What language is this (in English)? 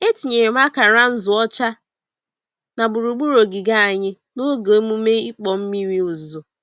Igbo